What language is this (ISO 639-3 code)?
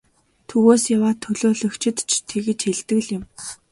mon